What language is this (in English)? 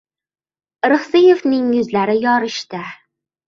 Uzbek